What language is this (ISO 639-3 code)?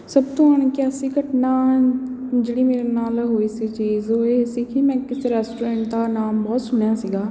pan